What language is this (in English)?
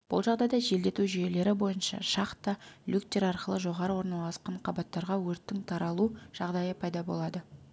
Kazakh